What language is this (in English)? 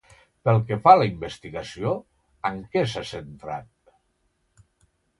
Catalan